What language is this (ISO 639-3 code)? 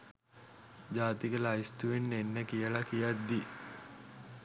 sin